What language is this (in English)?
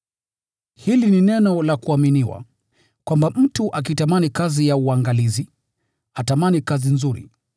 Swahili